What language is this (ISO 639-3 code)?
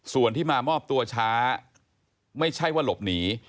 tha